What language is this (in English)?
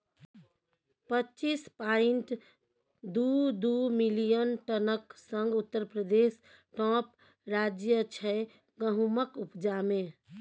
Maithili